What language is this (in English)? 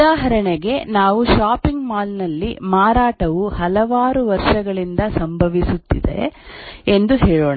Kannada